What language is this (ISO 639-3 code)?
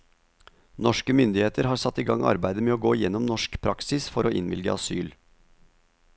nor